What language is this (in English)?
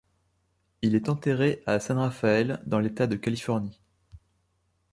French